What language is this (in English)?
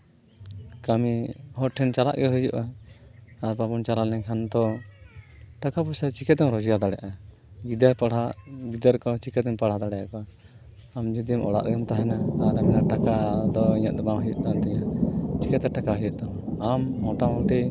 Santali